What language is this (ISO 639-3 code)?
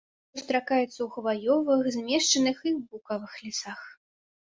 bel